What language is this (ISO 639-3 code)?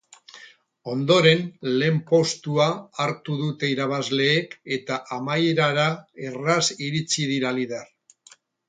eus